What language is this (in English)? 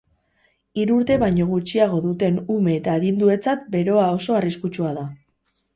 Basque